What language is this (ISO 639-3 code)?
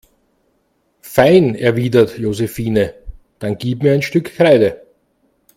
deu